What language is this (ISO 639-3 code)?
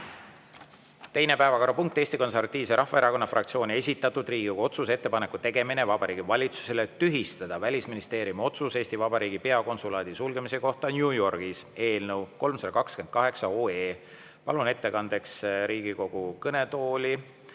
est